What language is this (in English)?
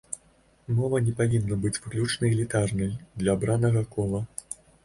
Belarusian